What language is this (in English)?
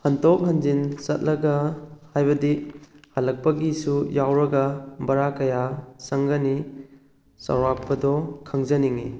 Manipuri